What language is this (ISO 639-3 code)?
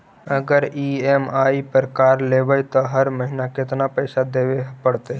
mag